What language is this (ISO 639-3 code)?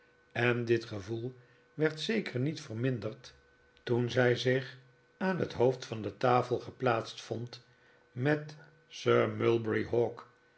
nld